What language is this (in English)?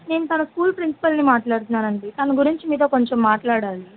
Telugu